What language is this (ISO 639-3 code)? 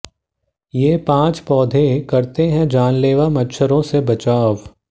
hin